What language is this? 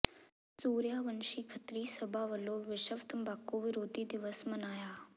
Punjabi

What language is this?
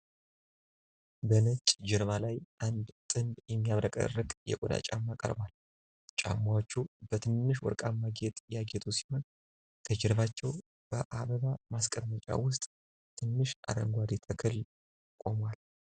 Amharic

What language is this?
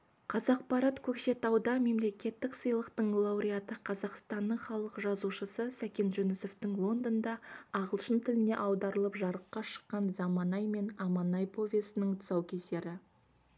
Kazakh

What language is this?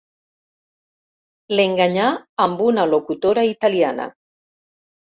Catalan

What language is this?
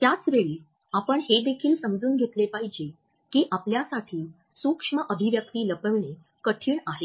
Marathi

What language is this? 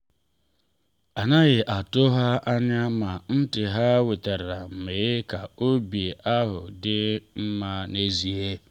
Igbo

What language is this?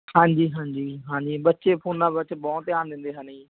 Punjabi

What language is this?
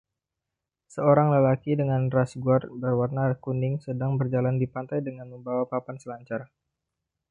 Indonesian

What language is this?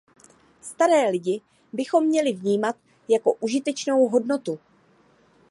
Czech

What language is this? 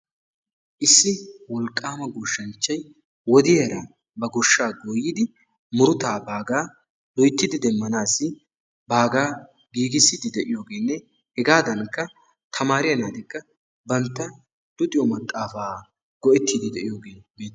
Wolaytta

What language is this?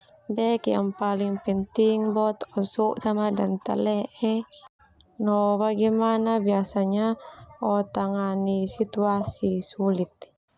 Termanu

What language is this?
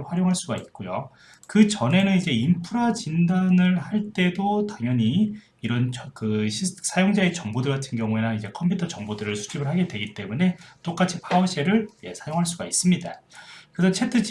Korean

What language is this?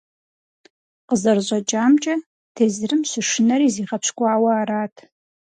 Kabardian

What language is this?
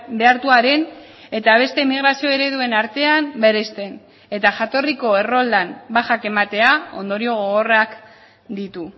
Basque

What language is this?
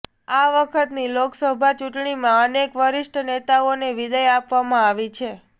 Gujarati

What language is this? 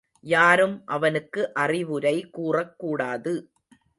Tamil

